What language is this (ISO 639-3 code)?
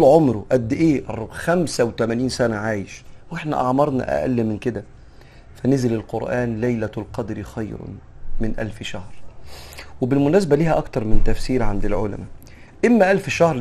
ara